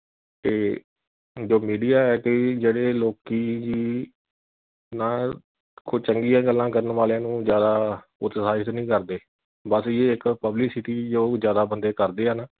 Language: Punjabi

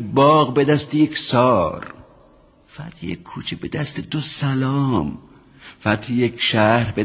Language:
Persian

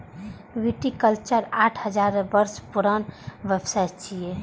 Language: Maithili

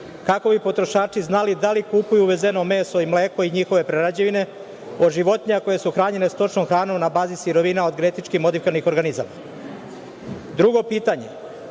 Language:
Serbian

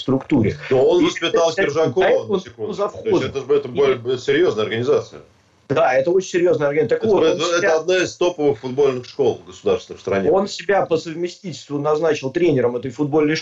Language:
Russian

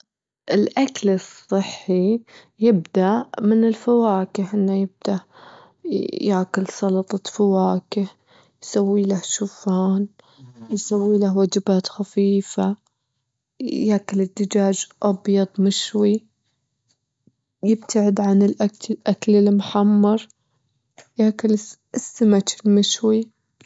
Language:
Gulf Arabic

